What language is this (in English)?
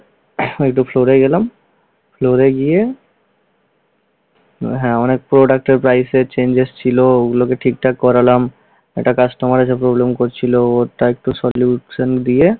Bangla